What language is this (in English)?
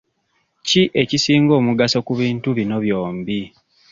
Ganda